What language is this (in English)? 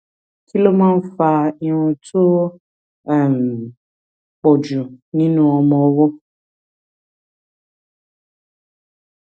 Yoruba